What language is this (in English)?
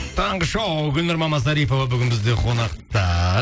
Kazakh